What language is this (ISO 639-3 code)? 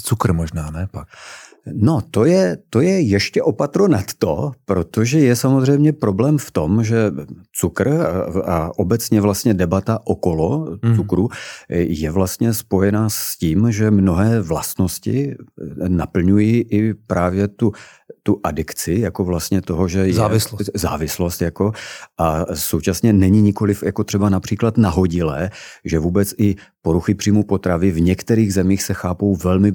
ces